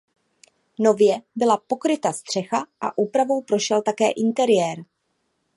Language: Czech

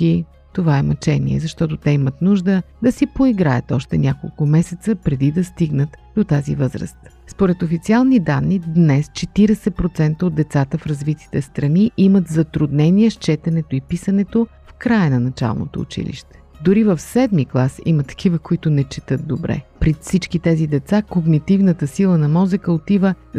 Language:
Bulgarian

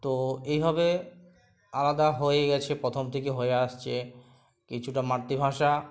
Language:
Bangla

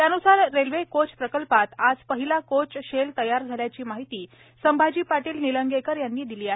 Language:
Marathi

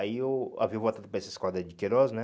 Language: Portuguese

